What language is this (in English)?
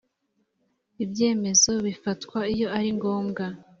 Kinyarwanda